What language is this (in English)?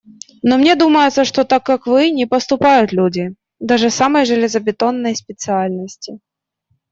Russian